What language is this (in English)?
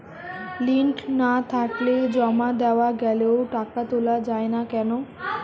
Bangla